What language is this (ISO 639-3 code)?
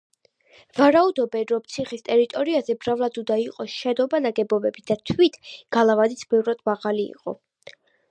kat